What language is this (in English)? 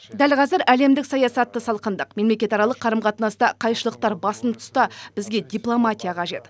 Kazakh